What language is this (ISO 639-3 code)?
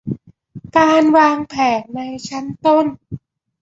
tha